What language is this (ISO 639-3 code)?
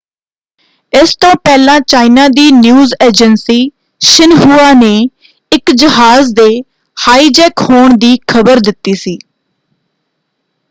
pan